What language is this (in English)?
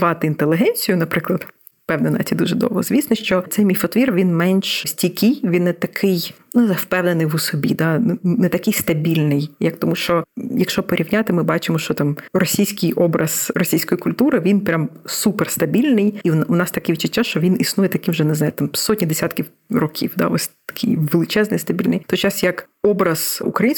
Ukrainian